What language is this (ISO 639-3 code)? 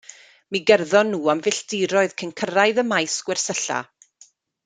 cym